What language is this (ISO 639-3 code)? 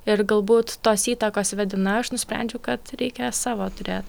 lit